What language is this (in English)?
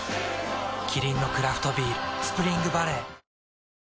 Japanese